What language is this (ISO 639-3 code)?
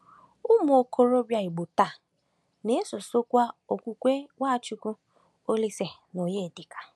ibo